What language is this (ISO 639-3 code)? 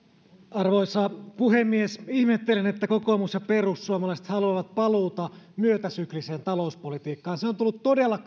fin